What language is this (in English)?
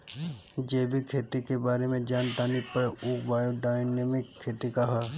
Bhojpuri